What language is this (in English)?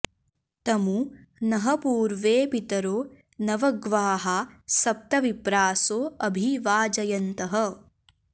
Sanskrit